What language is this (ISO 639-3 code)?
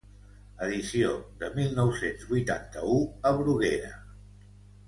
cat